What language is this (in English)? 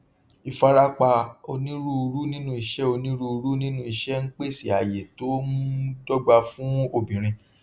Yoruba